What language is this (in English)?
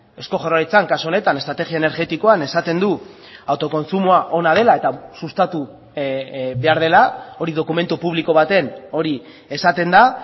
Basque